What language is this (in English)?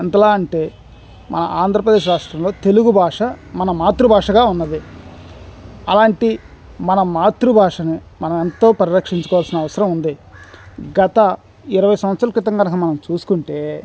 Telugu